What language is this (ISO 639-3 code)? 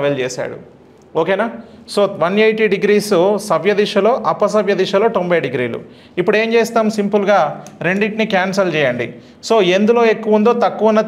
tel